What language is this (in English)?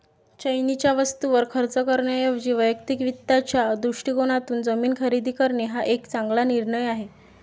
Marathi